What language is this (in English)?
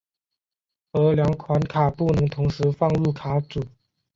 Chinese